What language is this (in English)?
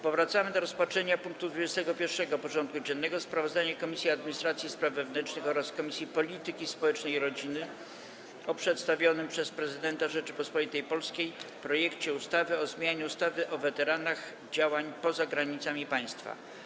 Polish